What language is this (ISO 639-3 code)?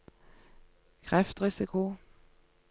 nor